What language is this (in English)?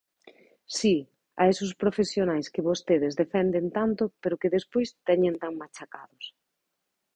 Galician